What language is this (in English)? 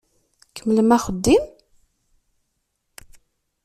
Kabyle